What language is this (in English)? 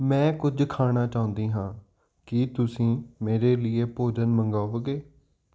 Punjabi